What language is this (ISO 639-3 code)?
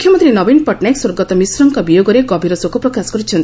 ori